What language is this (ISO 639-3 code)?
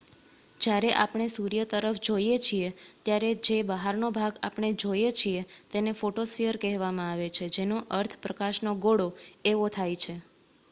guj